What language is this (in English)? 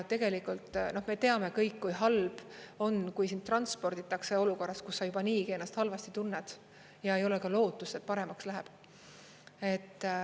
Estonian